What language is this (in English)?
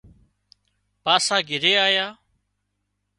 Wadiyara Koli